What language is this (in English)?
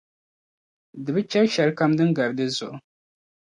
Dagbani